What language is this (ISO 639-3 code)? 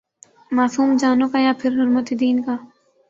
urd